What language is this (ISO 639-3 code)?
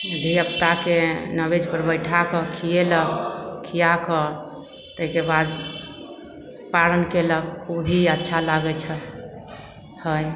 mai